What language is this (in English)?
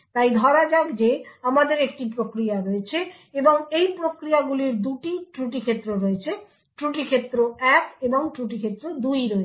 Bangla